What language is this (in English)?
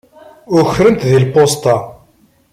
Kabyle